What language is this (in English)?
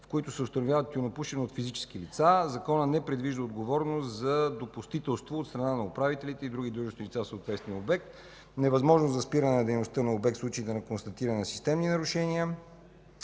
Bulgarian